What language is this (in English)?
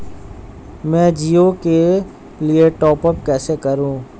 Hindi